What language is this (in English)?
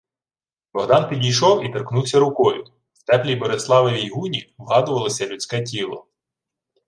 Ukrainian